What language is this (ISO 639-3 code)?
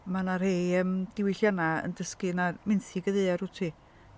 cym